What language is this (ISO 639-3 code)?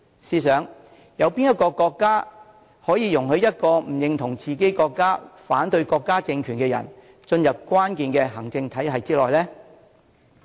yue